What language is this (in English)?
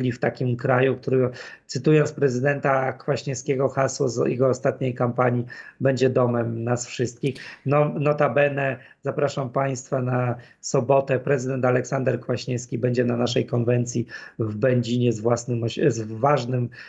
Polish